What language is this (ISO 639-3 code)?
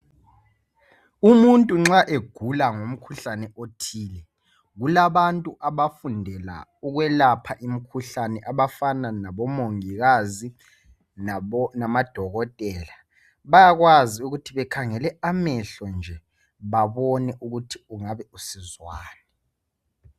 nde